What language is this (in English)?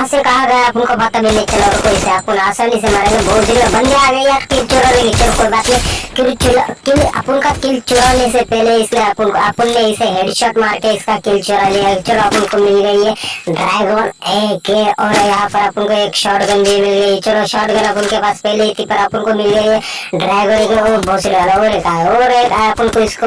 Turkish